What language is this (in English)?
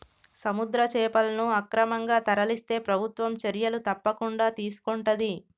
Telugu